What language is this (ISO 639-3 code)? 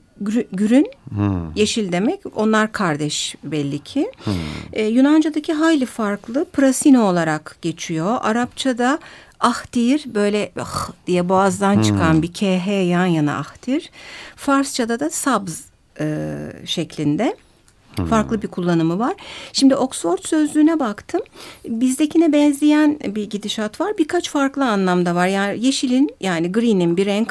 tur